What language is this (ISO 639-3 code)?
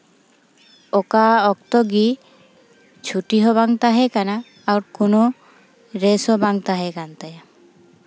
sat